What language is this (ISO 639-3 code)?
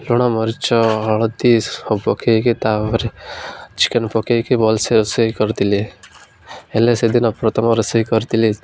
ori